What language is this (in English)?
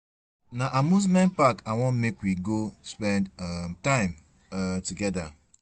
Nigerian Pidgin